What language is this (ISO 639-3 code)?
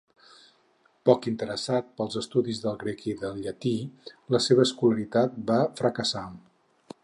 cat